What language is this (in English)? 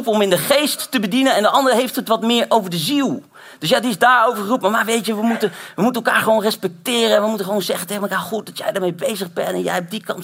Dutch